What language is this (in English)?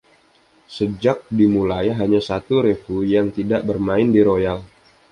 Indonesian